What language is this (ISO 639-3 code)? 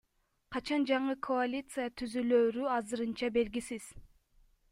kir